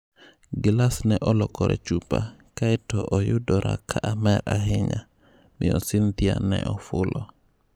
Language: Luo (Kenya and Tanzania)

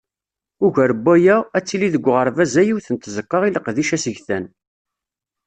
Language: Kabyle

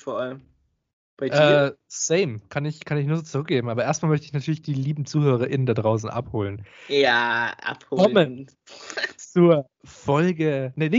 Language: German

